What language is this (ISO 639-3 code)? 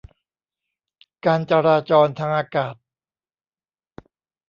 tha